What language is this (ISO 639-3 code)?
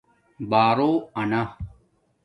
dmk